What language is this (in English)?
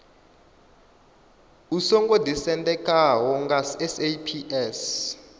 Venda